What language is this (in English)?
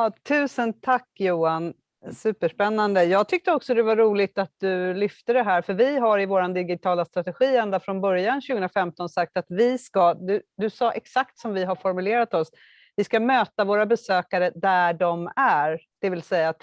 Swedish